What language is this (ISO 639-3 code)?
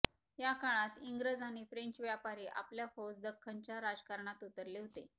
mar